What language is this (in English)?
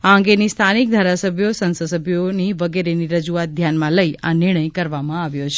Gujarati